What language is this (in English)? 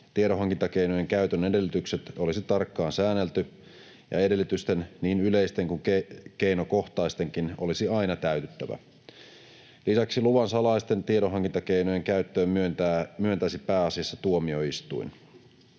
Finnish